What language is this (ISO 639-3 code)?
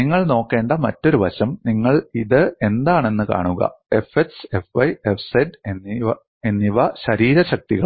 mal